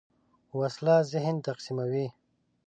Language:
Pashto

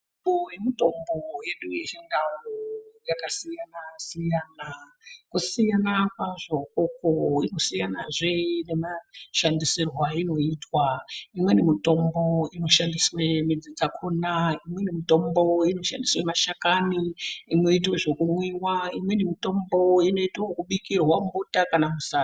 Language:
Ndau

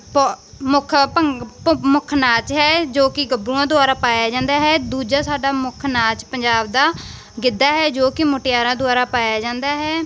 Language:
Punjabi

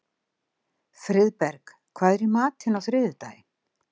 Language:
Icelandic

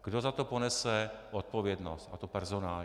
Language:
Czech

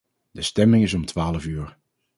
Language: Dutch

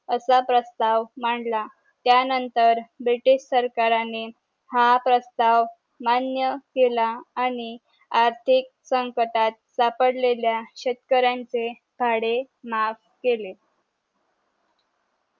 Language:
Marathi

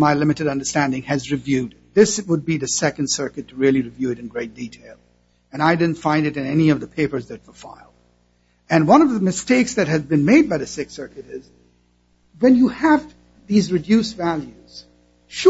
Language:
English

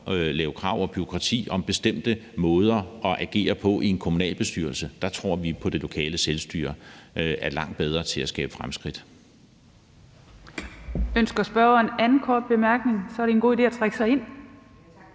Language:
Danish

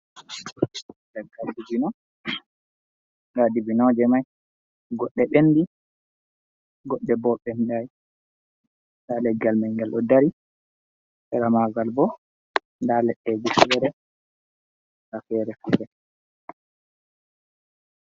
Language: Fula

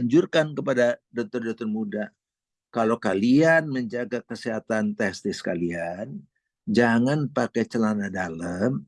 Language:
Indonesian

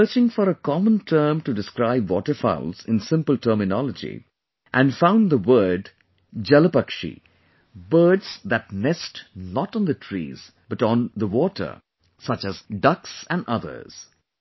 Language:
English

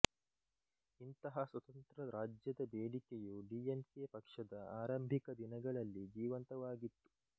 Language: Kannada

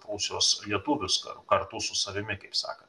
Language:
Lithuanian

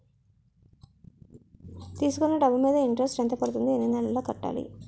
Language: Telugu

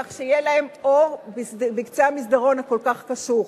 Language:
Hebrew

